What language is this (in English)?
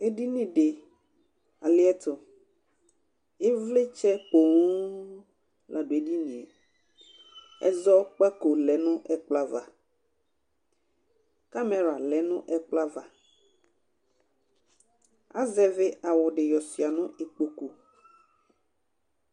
Ikposo